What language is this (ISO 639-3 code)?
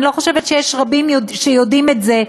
heb